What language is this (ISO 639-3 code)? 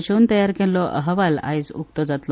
kok